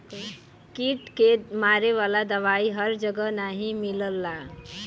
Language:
Bhojpuri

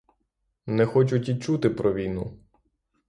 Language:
Ukrainian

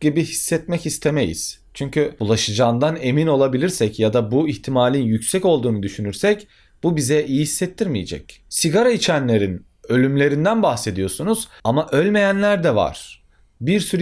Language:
Turkish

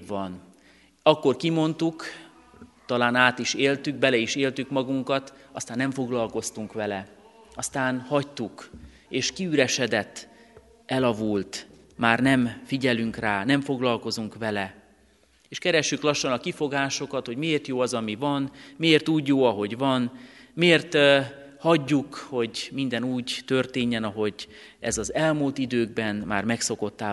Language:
Hungarian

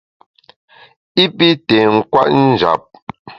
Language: Bamun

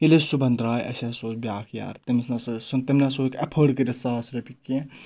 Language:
Kashmiri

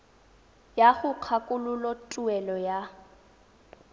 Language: Tswana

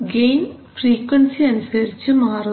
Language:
Malayalam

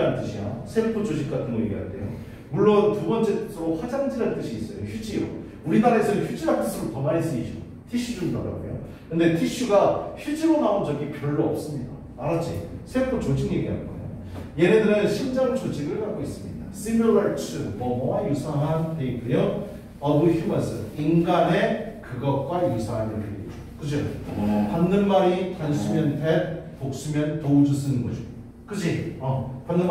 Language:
Korean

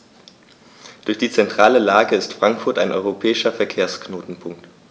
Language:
German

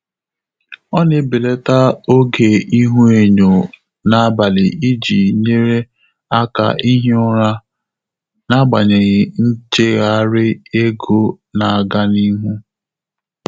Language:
Igbo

